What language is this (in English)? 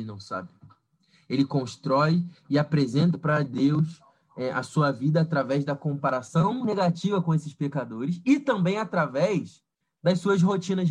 Portuguese